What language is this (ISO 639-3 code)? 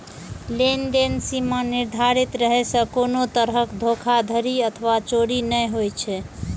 mai